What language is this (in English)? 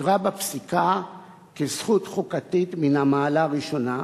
Hebrew